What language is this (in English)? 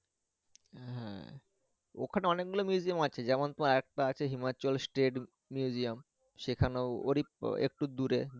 Bangla